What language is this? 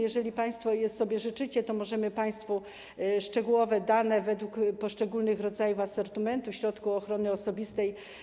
Polish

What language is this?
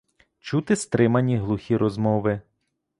Ukrainian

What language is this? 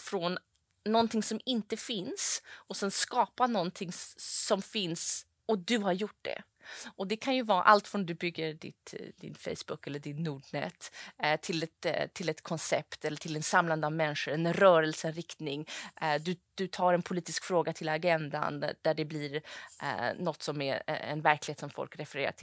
Swedish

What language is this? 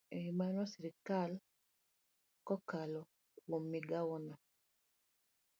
Luo (Kenya and Tanzania)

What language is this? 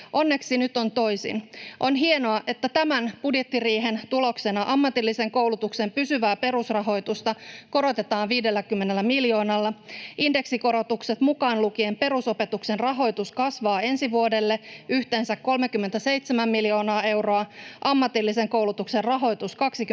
Finnish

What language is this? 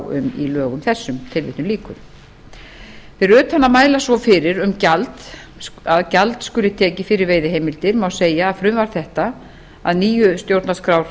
Icelandic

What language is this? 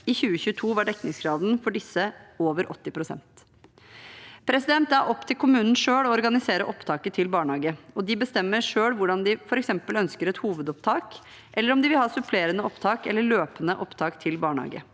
Norwegian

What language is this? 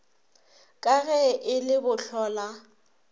Northern Sotho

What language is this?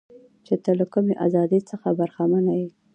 Pashto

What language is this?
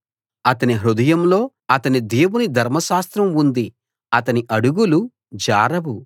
Telugu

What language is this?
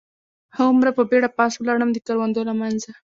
Pashto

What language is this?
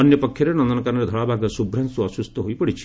Odia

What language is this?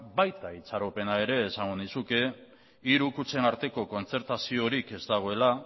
Basque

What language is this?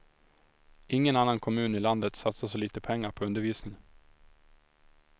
Swedish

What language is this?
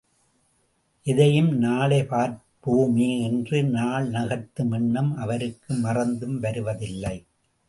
Tamil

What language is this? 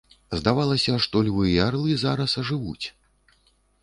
Belarusian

